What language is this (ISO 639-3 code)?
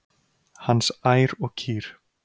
isl